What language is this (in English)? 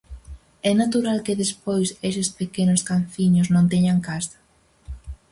Galician